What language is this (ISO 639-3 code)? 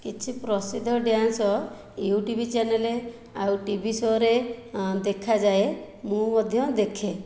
ori